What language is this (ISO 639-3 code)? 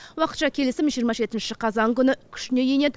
kaz